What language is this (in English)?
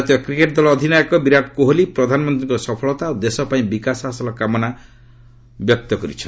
Odia